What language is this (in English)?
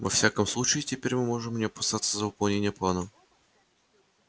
Russian